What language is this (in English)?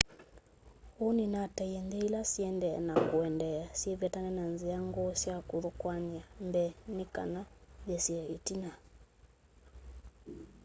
Kamba